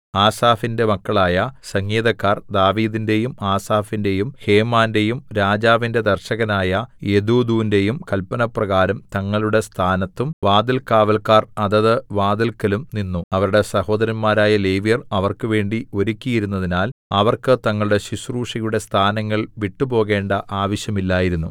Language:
Malayalam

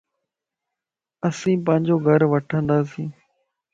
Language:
Lasi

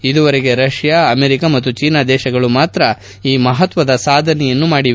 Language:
Kannada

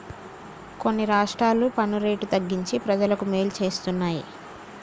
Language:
Telugu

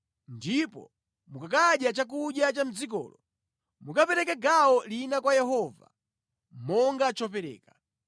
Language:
Nyanja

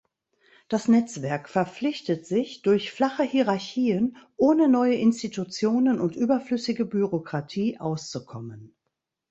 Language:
German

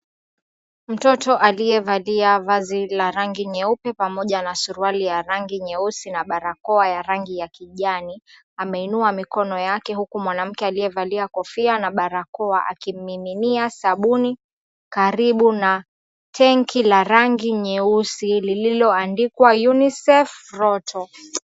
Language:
Swahili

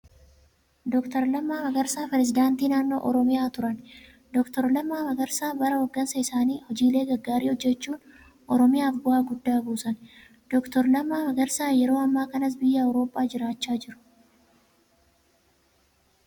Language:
Oromo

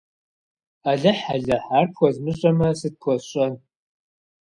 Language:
Kabardian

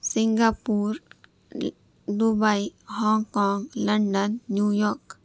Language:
Urdu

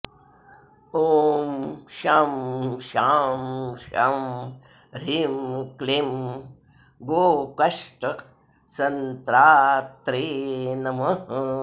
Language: Sanskrit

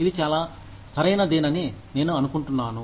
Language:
Telugu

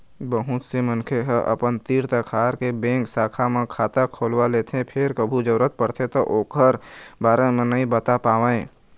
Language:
Chhattisgarhi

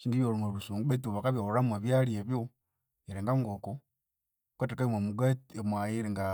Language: Konzo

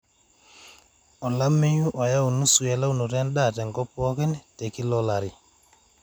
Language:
Masai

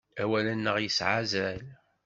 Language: Kabyle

